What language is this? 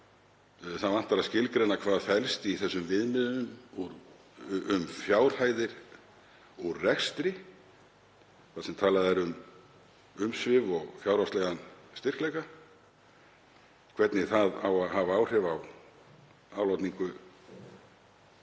Icelandic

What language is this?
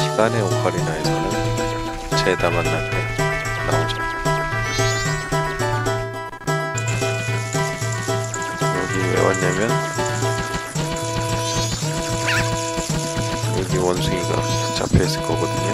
Korean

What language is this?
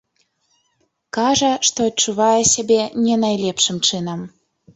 Belarusian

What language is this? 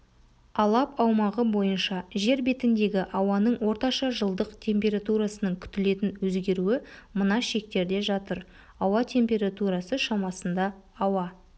Kazakh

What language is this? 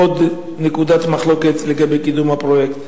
Hebrew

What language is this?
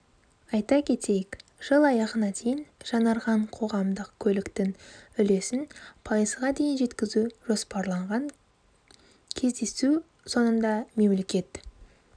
Kazakh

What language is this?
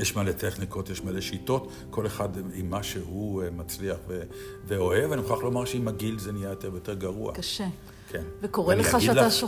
Hebrew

